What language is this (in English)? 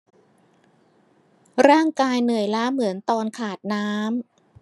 Thai